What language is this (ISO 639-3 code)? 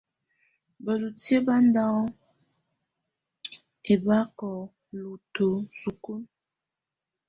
tvu